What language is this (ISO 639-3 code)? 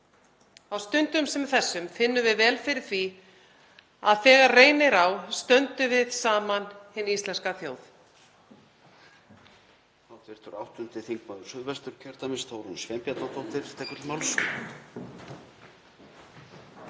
isl